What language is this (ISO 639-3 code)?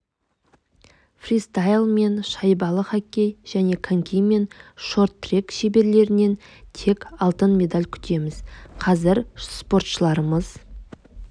kaz